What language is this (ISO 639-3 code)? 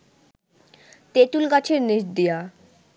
ben